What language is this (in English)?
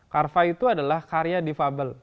Indonesian